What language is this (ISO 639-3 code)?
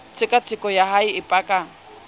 sot